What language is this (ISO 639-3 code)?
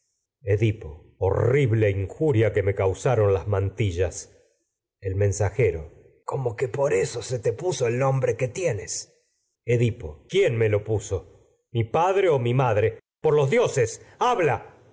spa